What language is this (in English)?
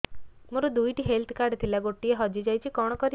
Odia